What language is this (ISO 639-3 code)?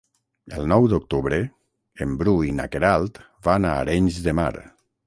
cat